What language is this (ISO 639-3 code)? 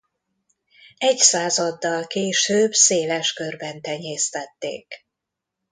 hun